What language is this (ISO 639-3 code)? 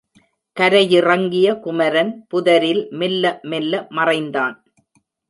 tam